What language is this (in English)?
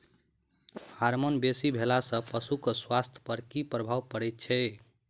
Maithili